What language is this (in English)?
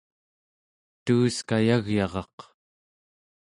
Central Yupik